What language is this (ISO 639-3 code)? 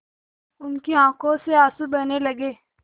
hin